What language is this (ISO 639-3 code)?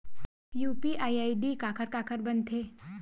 hne